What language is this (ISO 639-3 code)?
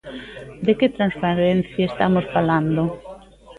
glg